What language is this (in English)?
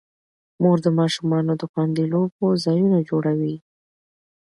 Pashto